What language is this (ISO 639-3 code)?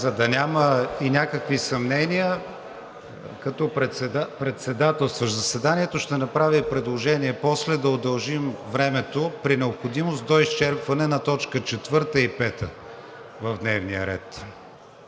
bul